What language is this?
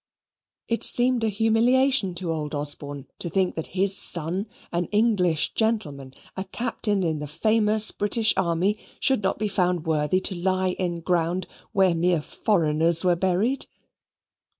English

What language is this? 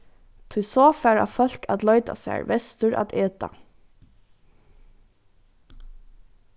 Faroese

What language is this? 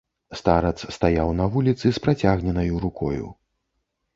Belarusian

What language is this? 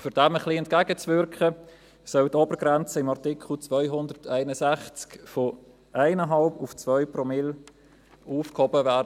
Swiss German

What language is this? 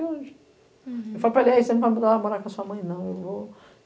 Portuguese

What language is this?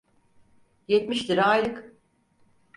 Turkish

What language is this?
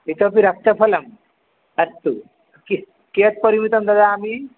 Sanskrit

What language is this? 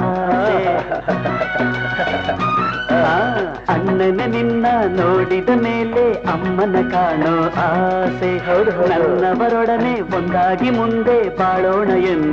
Kannada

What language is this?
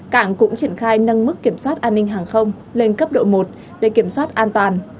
Vietnamese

